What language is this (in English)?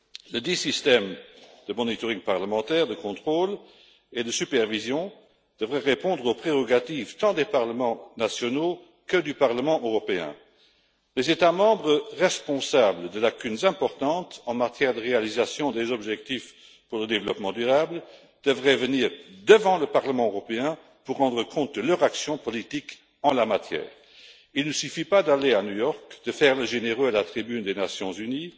French